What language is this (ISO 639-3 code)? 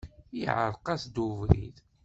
kab